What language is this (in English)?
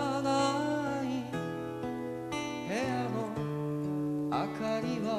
Korean